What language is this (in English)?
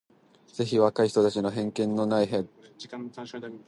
Japanese